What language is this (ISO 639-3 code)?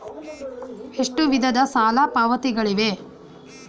kan